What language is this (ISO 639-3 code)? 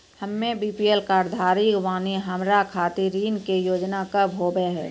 mai